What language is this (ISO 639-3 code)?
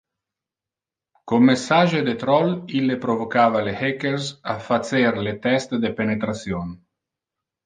ina